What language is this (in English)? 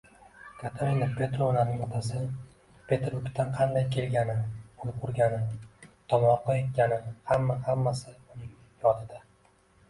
Uzbek